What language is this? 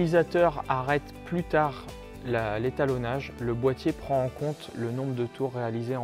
French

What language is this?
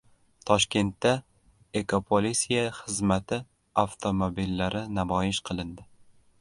Uzbek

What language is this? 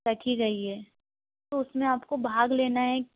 Hindi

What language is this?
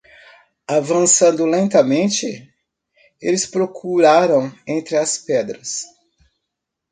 Portuguese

